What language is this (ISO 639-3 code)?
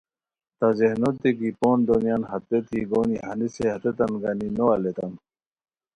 khw